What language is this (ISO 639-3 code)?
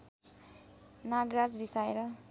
nep